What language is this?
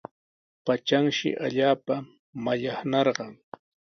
Sihuas Ancash Quechua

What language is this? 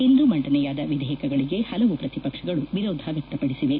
Kannada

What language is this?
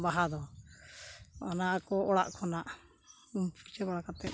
Santali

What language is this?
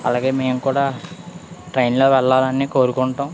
Telugu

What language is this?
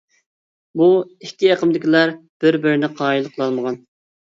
Uyghur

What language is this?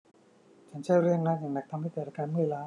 Thai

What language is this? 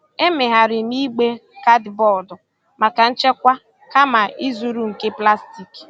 Igbo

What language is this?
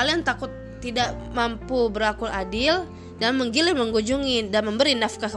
Indonesian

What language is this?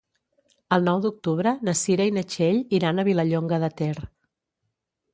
Catalan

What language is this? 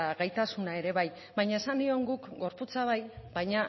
Basque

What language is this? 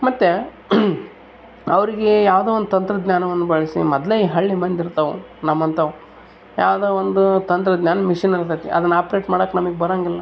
Kannada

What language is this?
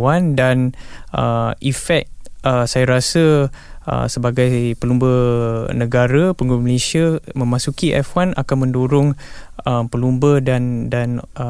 Malay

